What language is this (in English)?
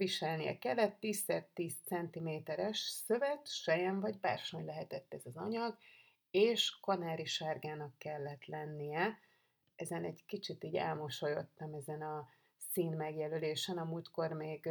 Hungarian